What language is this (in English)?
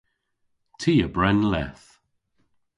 Cornish